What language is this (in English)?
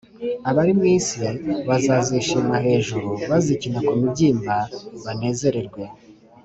Kinyarwanda